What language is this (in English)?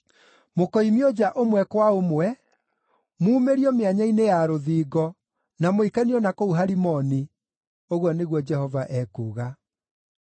Kikuyu